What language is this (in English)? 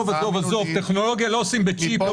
Hebrew